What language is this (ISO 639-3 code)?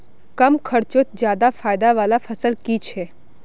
mag